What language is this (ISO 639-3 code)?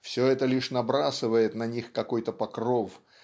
rus